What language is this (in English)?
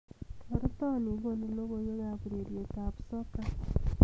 Kalenjin